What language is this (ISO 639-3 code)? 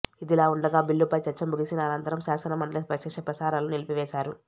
tel